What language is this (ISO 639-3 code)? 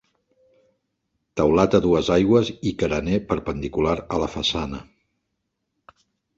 cat